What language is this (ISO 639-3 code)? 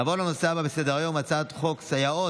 heb